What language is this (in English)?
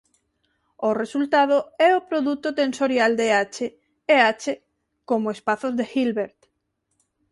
Galician